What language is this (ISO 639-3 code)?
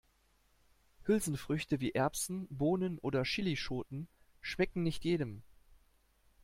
deu